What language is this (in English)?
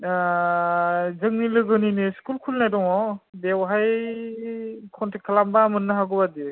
Bodo